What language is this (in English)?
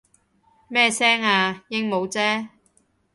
Cantonese